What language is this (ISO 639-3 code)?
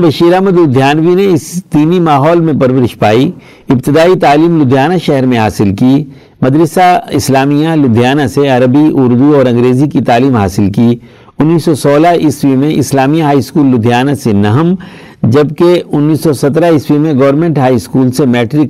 urd